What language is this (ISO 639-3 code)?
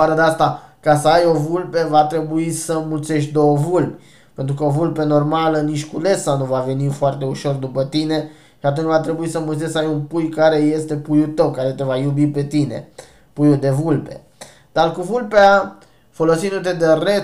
ron